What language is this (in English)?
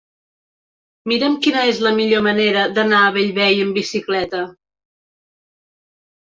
Catalan